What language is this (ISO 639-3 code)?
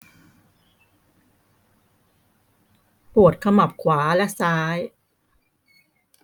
tha